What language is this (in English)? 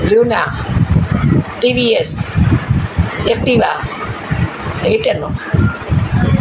Gujarati